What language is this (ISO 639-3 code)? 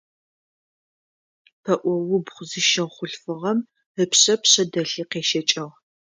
ady